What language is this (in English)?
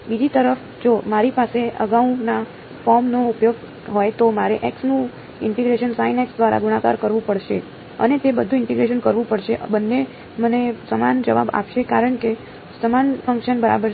Gujarati